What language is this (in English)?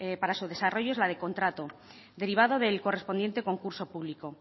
Spanish